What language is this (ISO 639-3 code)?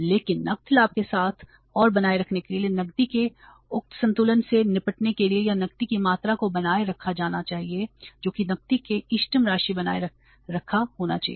hin